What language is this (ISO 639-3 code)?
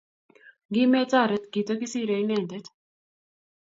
kln